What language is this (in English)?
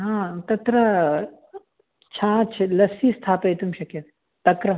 Sanskrit